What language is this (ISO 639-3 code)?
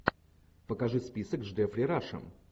rus